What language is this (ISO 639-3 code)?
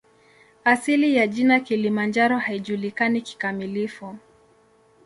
swa